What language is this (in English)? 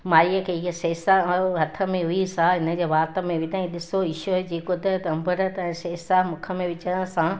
Sindhi